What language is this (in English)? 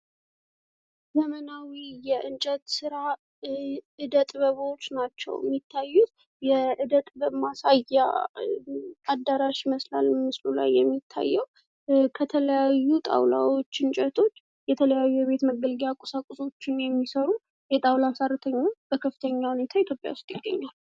Amharic